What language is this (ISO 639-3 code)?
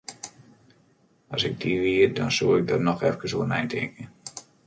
fry